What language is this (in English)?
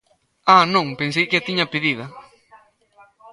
Galician